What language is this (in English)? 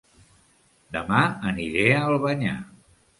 Catalan